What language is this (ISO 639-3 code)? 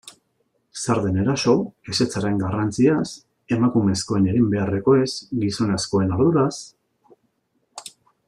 eus